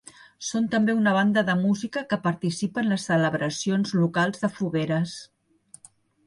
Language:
Catalan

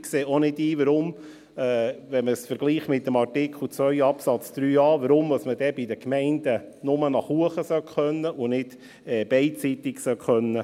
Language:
Swiss German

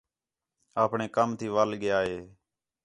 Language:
Khetrani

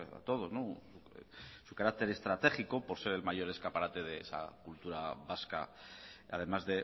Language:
Spanish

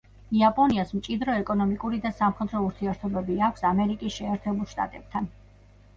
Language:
Georgian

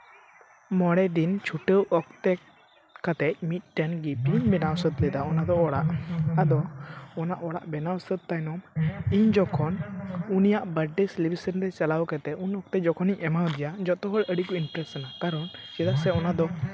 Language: Santali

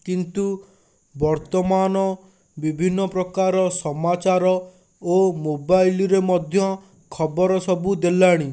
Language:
Odia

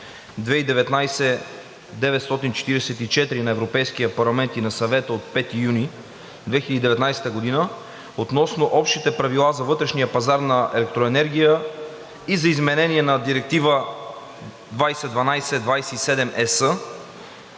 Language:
Bulgarian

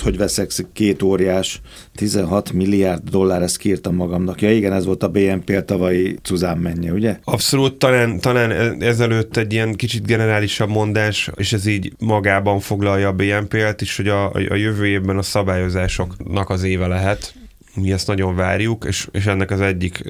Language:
Hungarian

